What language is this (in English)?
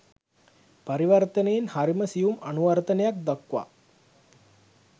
Sinhala